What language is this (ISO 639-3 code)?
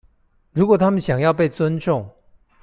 zho